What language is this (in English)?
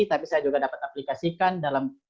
Indonesian